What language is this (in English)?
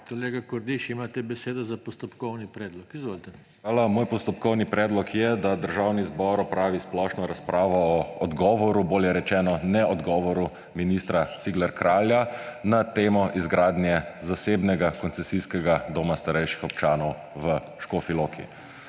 Slovenian